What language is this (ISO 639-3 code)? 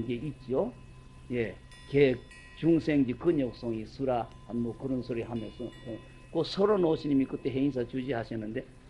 kor